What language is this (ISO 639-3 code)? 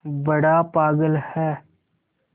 hin